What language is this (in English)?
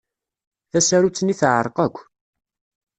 Kabyle